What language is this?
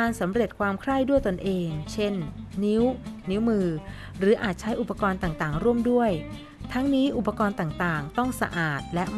Thai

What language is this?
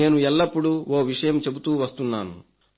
Telugu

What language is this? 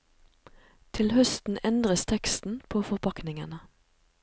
Norwegian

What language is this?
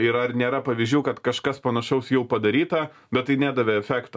Lithuanian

